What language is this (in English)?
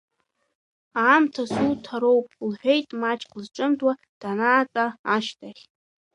Abkhazian